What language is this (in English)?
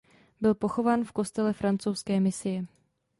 Czech